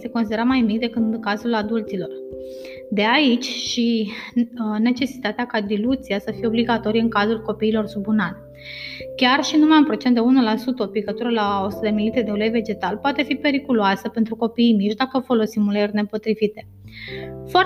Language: Romanian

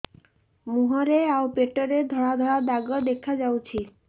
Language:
Odia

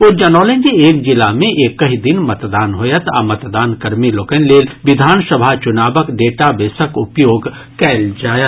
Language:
Maithili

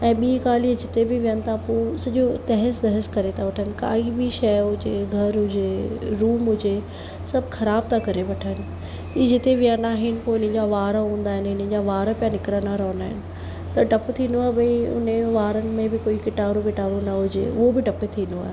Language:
Sindhi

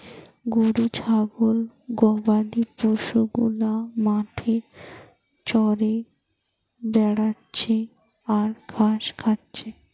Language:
Bangla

